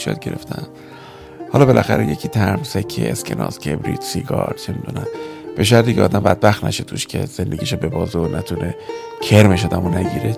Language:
Persian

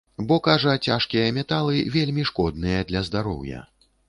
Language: Belarusian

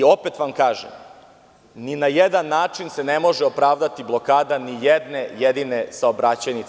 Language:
Serbian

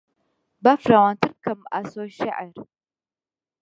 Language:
Central Kurdish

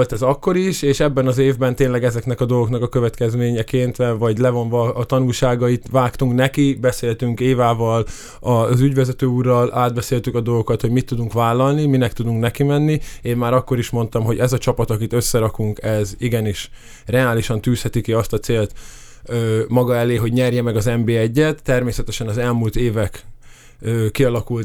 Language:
Hungarian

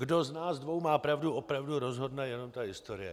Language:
Czech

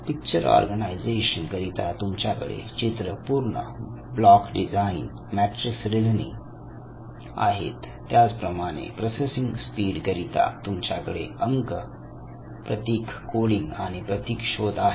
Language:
Marathi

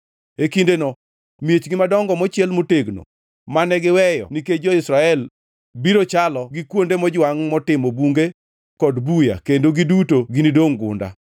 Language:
Luo (Kenya and Tanzania)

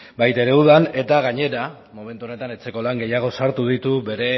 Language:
Basque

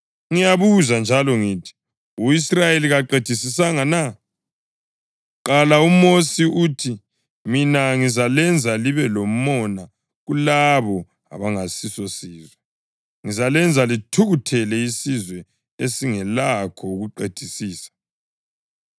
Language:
North Ndebele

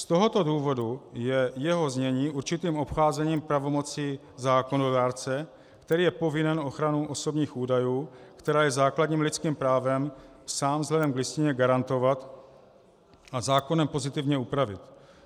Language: Czech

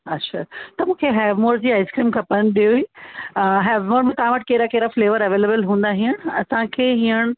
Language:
Sindhi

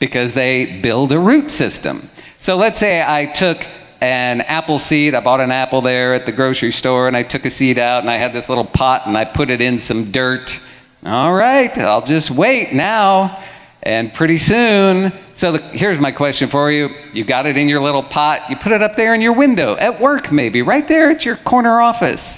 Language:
English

